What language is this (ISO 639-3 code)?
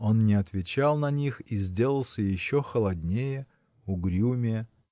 rus